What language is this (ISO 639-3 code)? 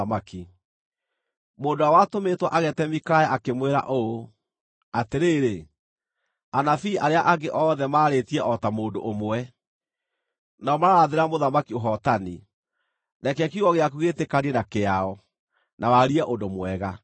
kik